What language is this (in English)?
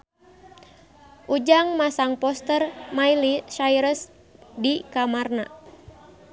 Sundanese